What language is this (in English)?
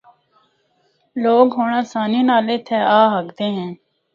Northern Hindko